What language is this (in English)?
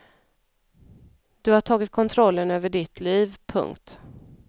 Swedish